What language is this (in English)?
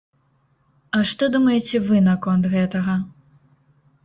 Belarusian